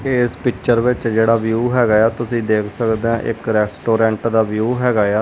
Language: Punjabi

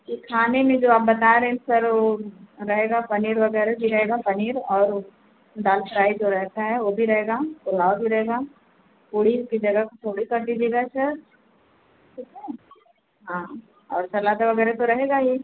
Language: Hindi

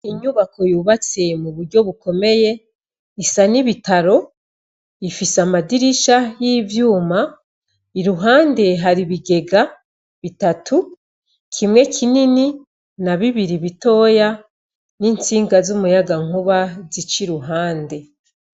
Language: Rundi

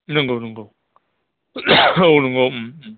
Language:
Bodo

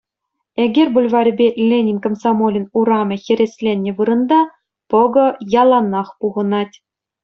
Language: Chuvash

